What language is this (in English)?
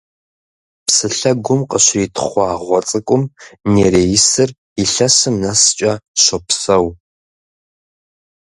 Kabardian